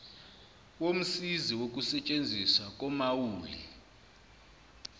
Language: Zulu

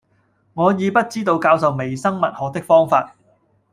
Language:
Cantonese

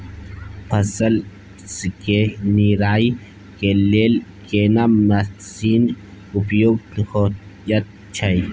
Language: Maithili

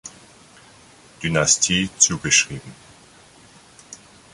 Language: German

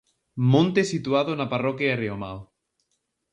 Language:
Galician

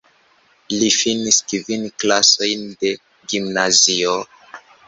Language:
Esperanto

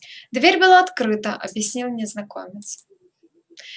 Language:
Russian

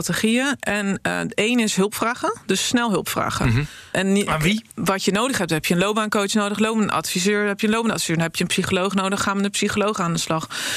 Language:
Dutch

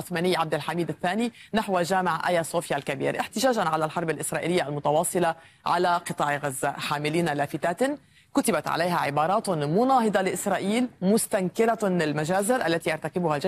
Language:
Arabic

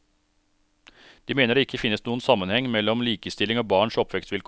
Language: Norwegian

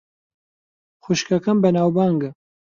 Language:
Central Kurdish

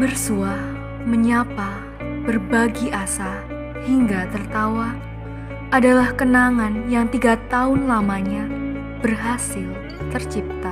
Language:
Indonesian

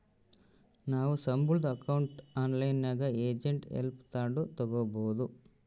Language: Kannada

